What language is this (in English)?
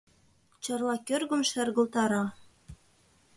Mari